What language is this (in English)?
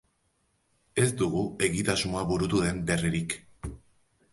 Basque